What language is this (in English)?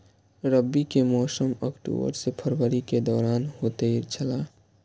Maithili